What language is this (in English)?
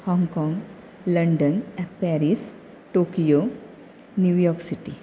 Konkani